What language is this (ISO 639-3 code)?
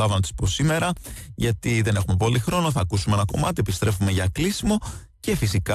ell